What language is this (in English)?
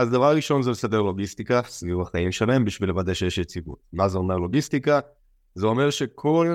Hebrew